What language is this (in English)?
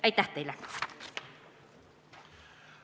Estonian